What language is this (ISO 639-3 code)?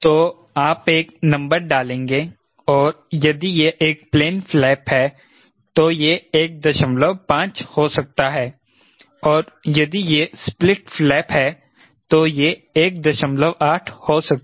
hin